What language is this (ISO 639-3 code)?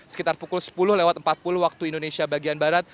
ind